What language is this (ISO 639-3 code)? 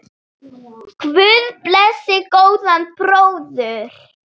isl